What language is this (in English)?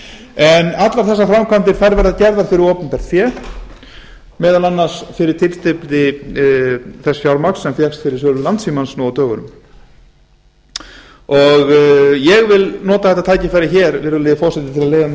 Icelandic